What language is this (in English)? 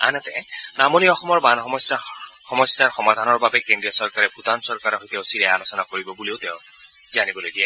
Assamese